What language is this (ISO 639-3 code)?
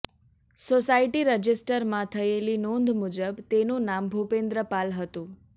guj